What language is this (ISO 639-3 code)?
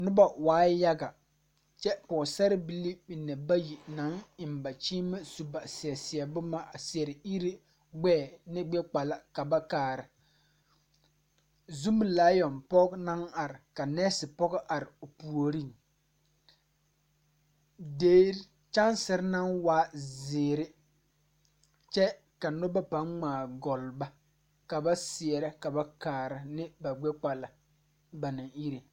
dga